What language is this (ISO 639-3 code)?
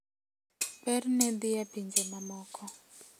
luo